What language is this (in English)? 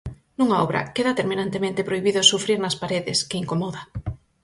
Galician